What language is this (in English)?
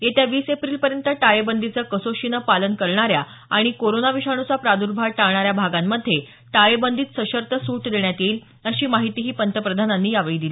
Marathi